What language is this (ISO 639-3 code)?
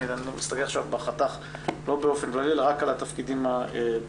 heb